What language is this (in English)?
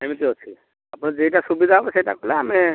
Odia